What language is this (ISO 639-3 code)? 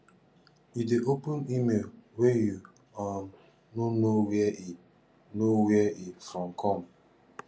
pcm